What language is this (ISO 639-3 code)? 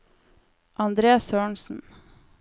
nor